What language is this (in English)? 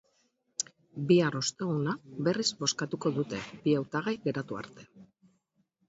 Basque